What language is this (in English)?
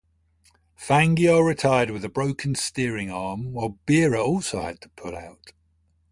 English